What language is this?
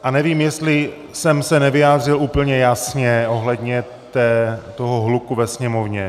Czech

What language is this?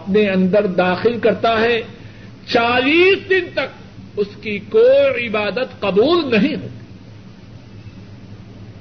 Urdu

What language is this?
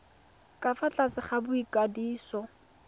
Tswana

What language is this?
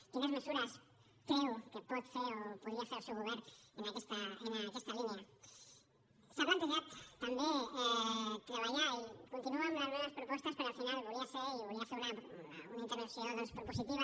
Catalan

